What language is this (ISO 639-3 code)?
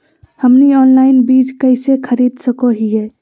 mag